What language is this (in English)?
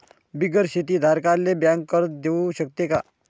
Marathi